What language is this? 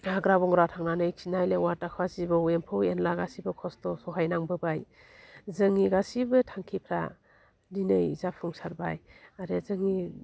Bodo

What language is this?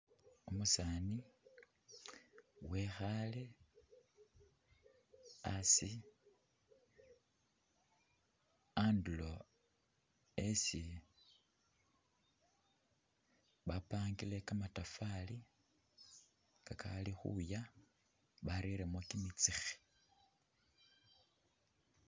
Masaaba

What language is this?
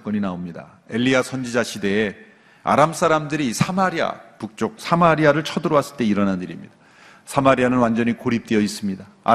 Korean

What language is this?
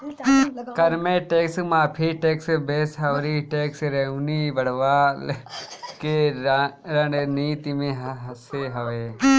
Bhojpuri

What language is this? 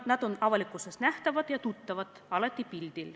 Estonian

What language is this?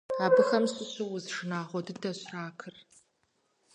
Kabardian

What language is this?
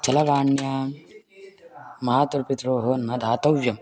Sanskrit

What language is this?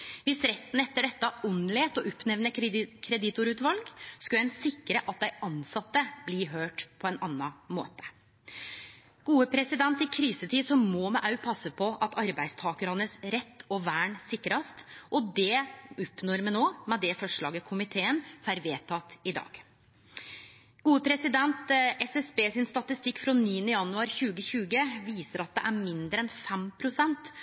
Norwegian Nynorsk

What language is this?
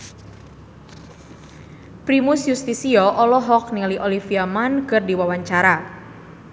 Sundanese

